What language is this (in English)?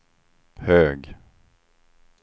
Swedish